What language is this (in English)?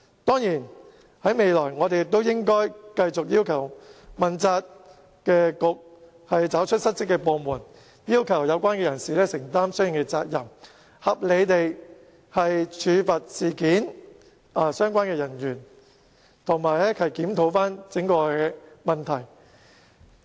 Cantonese